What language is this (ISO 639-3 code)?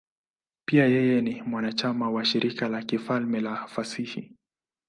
swa